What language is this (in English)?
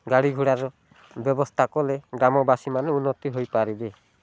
Odia